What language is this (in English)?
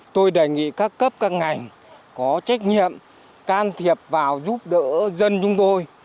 Vietnamese